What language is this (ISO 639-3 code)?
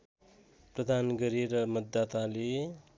nep